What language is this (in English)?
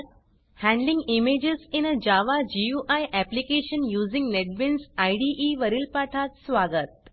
Marathi